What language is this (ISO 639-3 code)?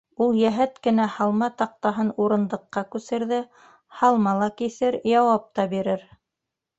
bak